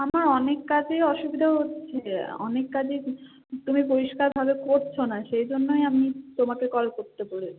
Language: Bangla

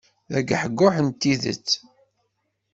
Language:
Kabyle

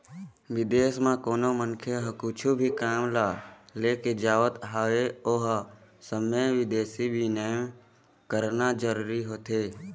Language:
Chhattisgarhi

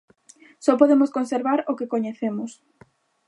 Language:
Galician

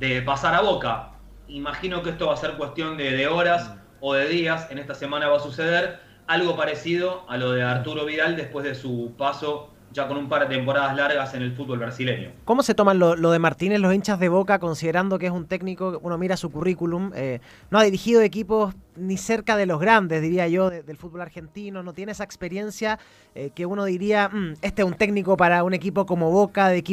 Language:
Spanish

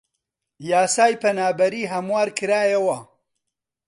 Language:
Central Kurdish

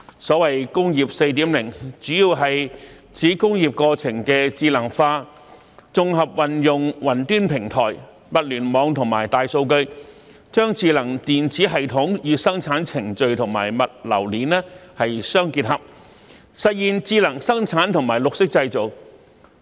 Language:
Cantonese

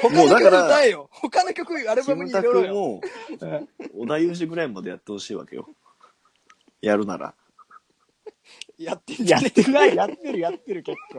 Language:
Japanese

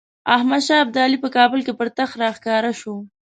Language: Pashto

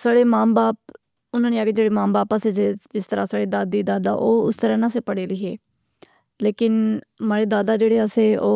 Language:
Pahari-Potwari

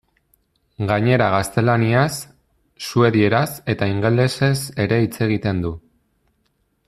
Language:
Basque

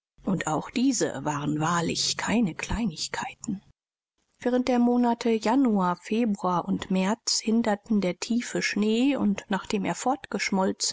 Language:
German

